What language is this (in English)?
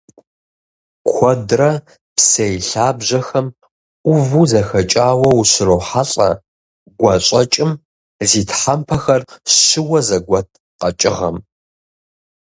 Kabardian